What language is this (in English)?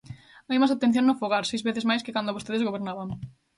Galician